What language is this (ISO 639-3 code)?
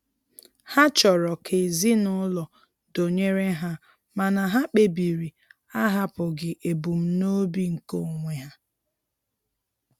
ibo